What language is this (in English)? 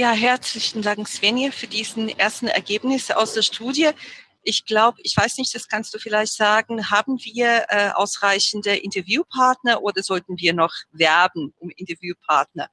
German